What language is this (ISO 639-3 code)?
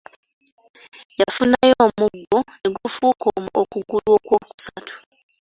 lug